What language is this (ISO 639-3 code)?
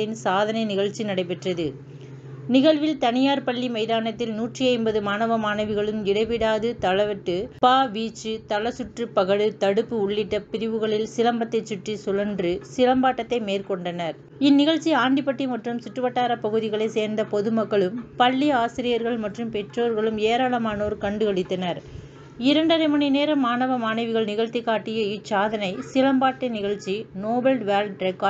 tam